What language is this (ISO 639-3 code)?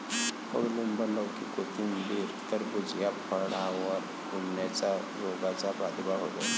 mar